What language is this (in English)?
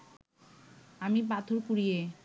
Bangla